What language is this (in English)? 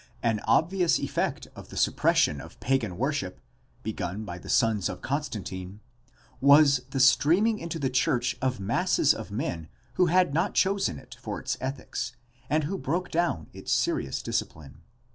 English